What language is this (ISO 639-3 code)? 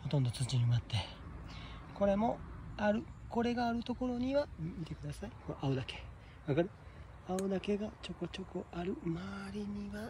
jpn